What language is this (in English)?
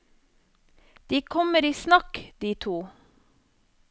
Norwegian